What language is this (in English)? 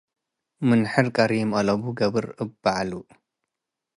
Tigre